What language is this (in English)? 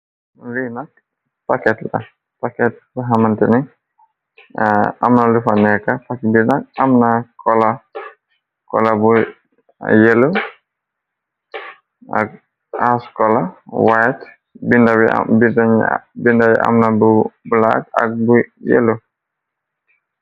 Wolof